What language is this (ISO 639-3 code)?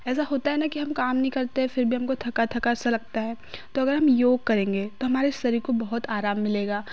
hin